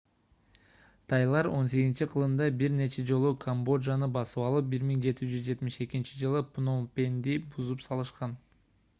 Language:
Kyrgyz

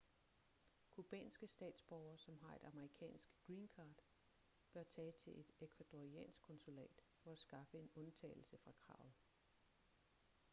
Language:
Danish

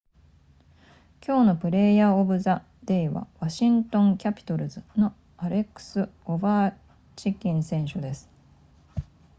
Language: Japanese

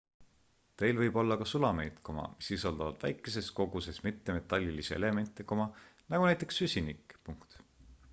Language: Estonian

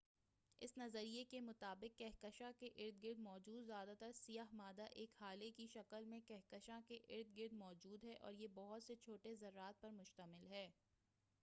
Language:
Urdu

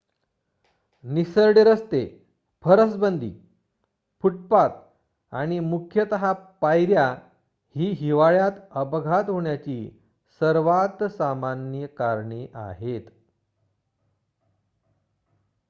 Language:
Marathi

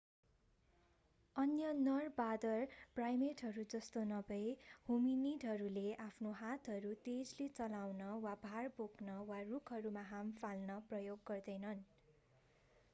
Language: Nepali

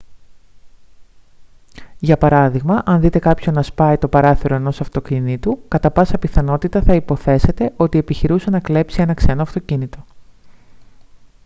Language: Greek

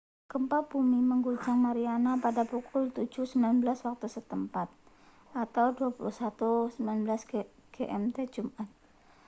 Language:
Indonesian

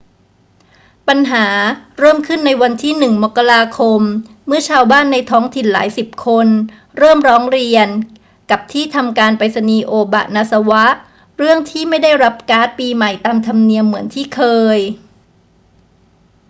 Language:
Thai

